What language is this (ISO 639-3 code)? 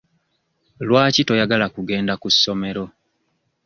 lug